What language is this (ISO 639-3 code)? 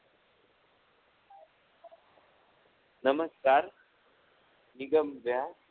guj